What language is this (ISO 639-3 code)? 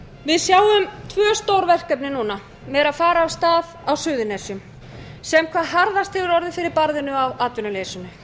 isl